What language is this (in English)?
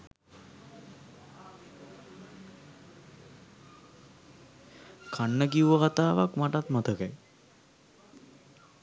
Sinhala